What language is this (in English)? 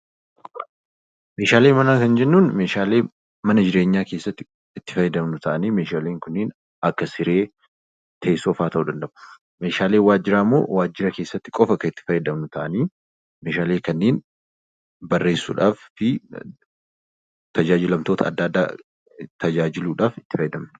Oromo